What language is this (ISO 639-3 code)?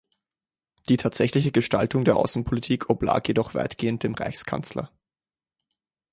deu